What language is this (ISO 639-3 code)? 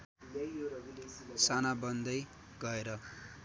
nep